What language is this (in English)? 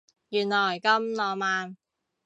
Cantonese